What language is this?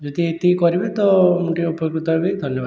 Odia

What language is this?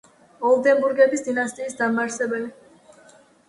Georgian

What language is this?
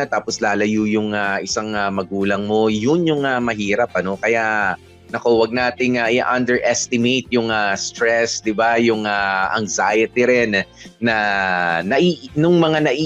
Filipino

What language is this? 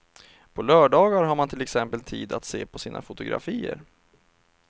Swedish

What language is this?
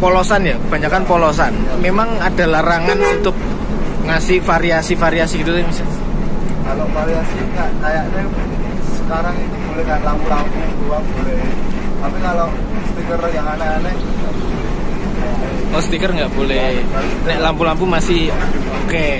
Indonesian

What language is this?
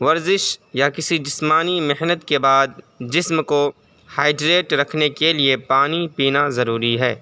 Urdu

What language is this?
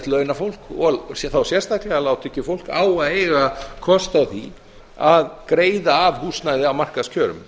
Icelandic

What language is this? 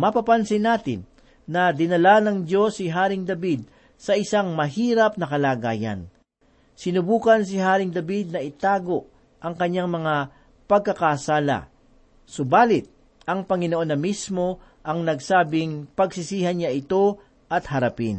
Filipino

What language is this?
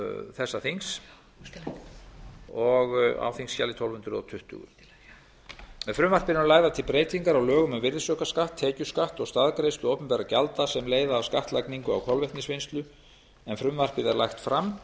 Icelandic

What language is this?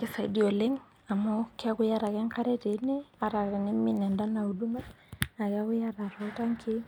Masai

